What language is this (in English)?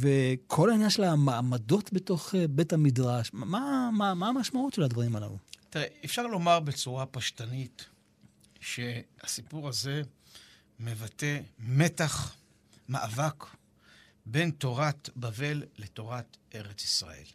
Hebrew